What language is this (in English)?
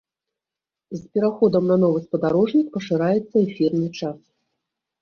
Belarusian